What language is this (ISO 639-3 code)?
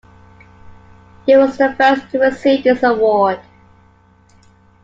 eng